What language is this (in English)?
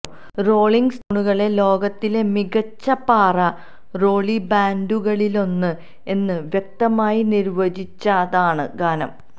Malayalam